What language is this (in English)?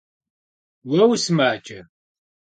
Kabardian